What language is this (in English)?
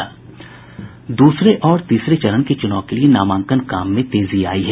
Hindi